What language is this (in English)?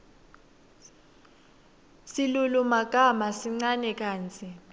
Swati